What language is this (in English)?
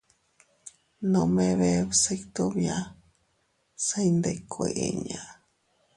Teutila Cuicatec